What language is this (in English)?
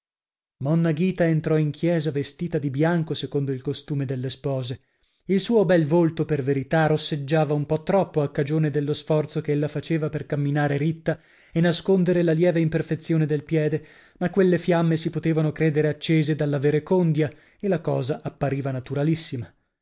Italian